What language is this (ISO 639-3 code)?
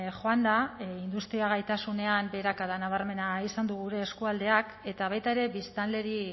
eus